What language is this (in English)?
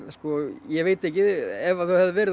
Icelandic